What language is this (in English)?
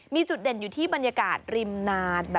Thai